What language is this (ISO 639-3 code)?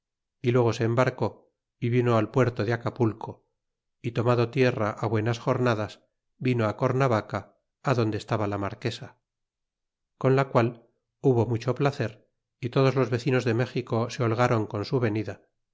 spa